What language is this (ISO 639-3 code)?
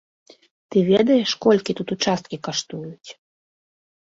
bel